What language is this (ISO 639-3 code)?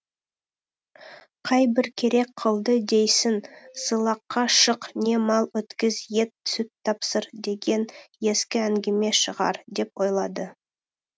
kaz